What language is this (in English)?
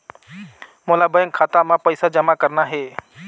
Chhattisgarhi